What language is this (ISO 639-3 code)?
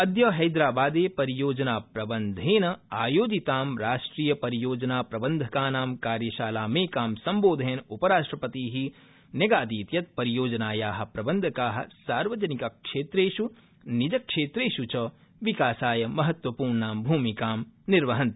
san